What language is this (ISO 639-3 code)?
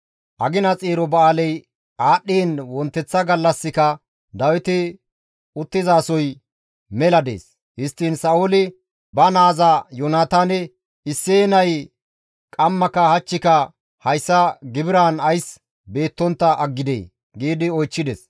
gmv